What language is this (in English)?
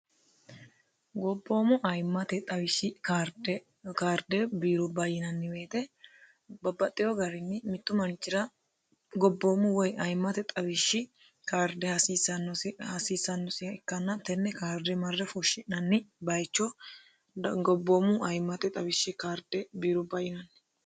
Sidamo